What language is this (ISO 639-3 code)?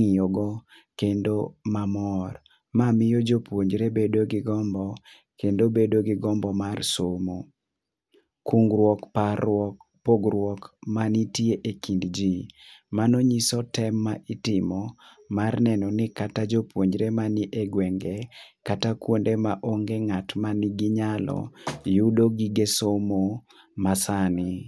luo